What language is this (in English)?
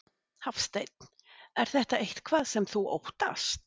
Icelandic